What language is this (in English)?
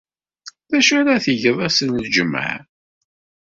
Kabyle